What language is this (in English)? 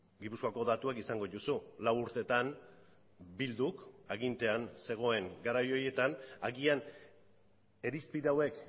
Basque